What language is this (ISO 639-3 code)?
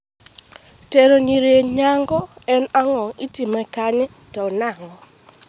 luo